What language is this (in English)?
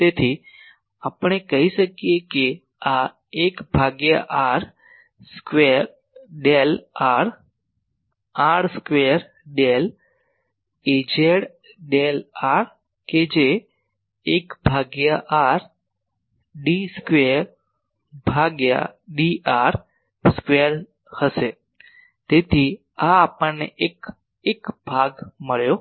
Gujarati